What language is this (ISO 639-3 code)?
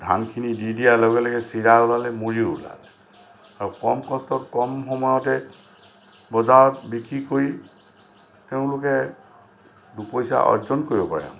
asm